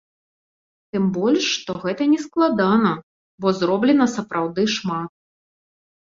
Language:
Belarusian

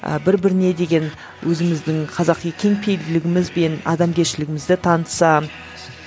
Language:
Kazakh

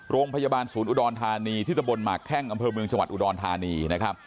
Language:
Thai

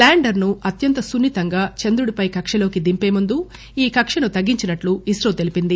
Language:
Telugu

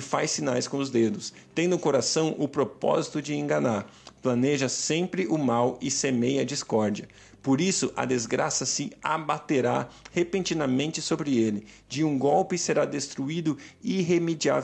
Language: Portuguese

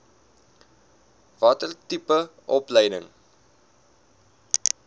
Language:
Afrikaans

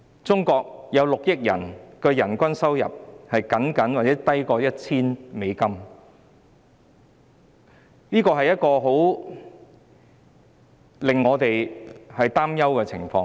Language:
Cantonese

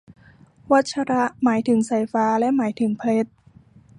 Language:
Thai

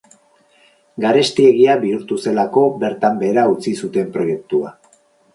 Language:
Basque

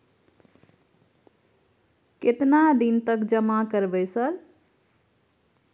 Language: Maithili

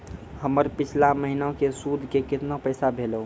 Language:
Maithili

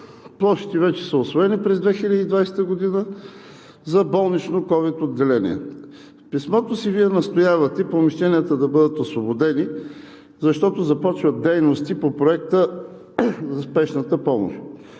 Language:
Bulgarian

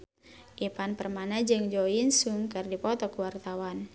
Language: Sundanese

